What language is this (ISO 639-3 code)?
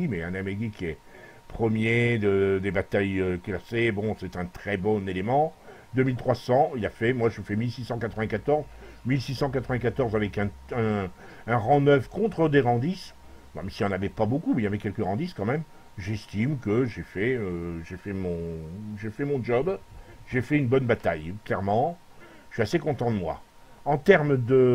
fra